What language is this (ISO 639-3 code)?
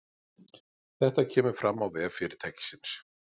isl